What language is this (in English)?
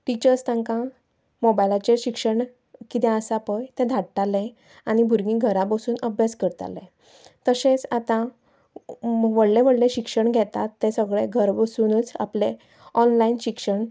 Konkani